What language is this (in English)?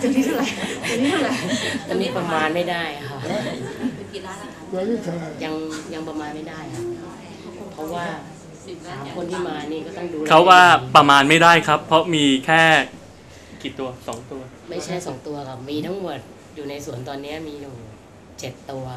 Thai